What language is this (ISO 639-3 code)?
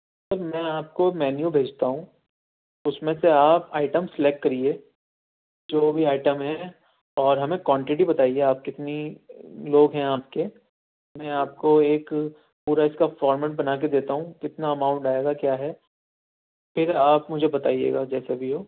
urd